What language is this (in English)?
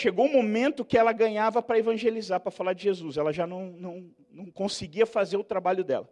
Portuguese